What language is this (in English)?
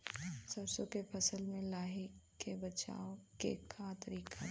Bhojpuri